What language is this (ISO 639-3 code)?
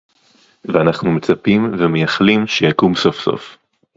heb